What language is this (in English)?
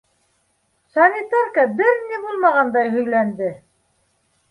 Bashkir